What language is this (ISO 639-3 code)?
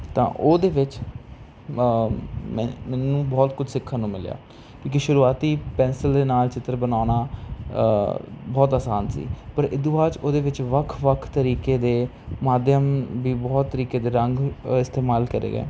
pan